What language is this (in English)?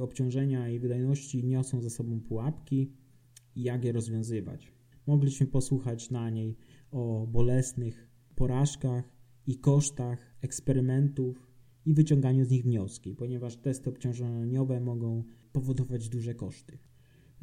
Polish